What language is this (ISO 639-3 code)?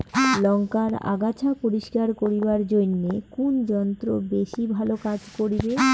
ben